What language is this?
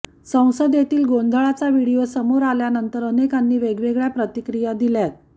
Marathi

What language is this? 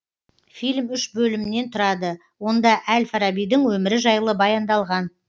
Kazakh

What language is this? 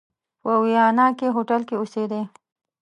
Pashto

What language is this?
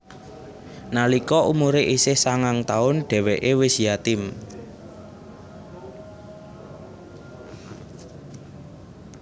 Javanese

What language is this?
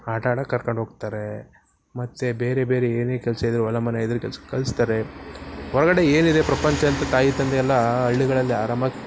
Kannada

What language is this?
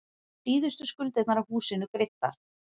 Icelandic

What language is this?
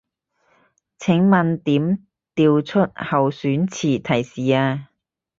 Cantonese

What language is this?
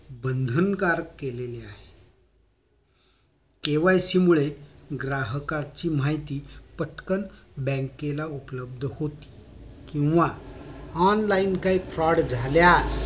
Marathi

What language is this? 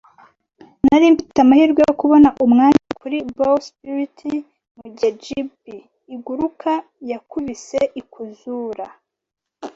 Kinyarwanda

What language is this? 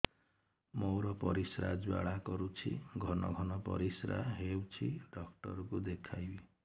Odia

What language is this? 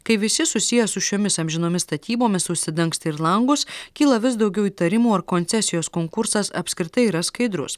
Lithuanian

